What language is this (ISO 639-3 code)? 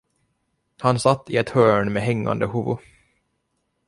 swe